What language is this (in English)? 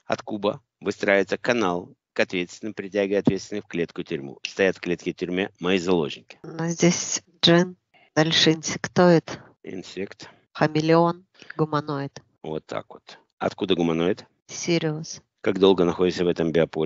Russian